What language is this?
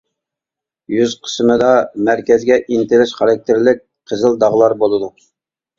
Uyghur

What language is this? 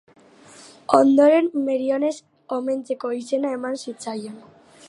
Basque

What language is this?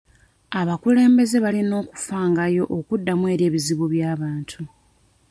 Ganda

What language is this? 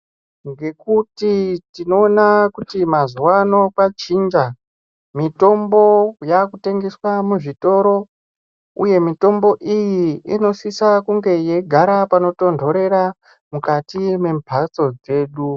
Ndau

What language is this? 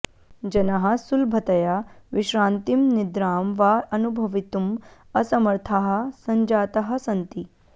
Sanskrit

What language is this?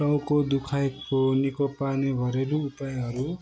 Nepali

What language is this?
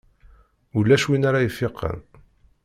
Kabyle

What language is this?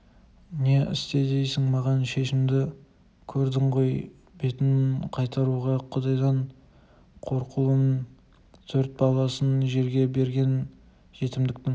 Kazakh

